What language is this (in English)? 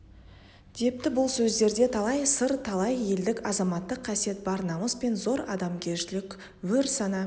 Kazakh